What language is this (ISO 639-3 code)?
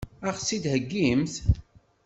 kab